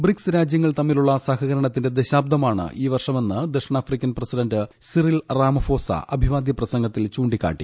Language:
Malayalam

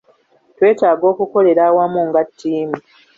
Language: Ganda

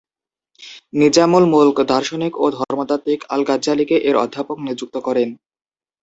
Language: Bangla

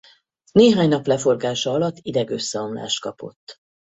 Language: Hungarian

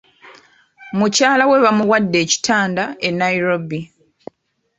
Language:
Ganda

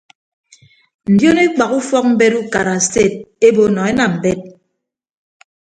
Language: Ibibio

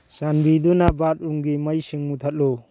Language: Manipuri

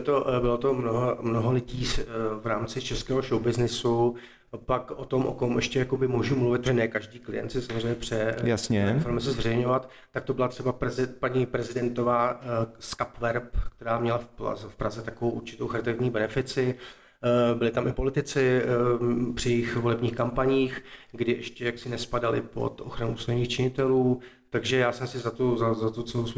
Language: Czech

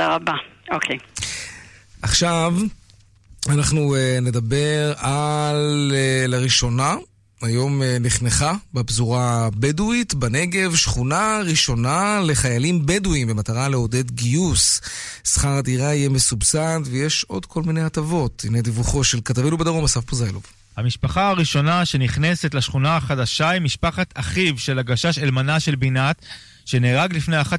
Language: Hebrew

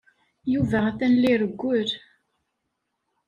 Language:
Kabyle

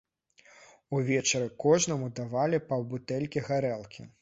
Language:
Belarusian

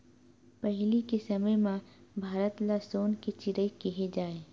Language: Chhattisgarhi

